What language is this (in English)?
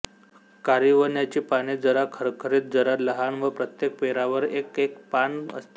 Marathi